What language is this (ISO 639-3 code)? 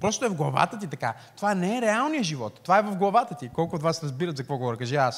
bul